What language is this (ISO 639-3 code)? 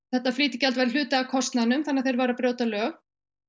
isl